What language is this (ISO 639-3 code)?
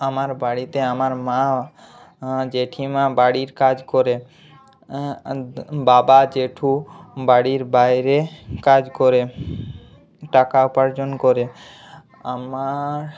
ben